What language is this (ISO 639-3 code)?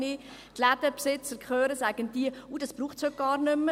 gsw